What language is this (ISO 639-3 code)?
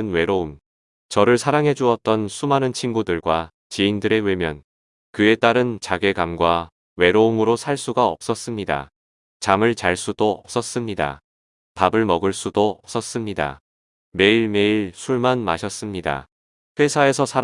kor